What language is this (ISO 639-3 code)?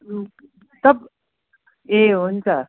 nep